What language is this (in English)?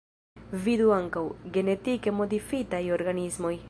Esperanto